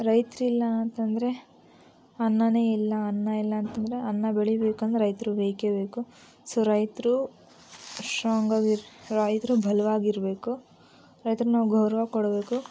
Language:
Kannada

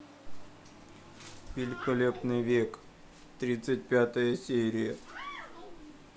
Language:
Russian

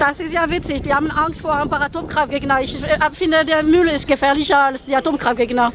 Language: German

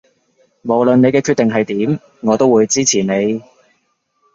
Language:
Cantonese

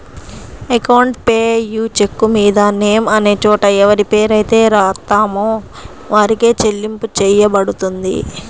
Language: Telugu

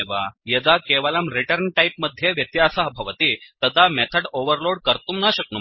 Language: Sanskrit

